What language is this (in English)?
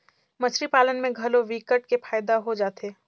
Chhattisgarhi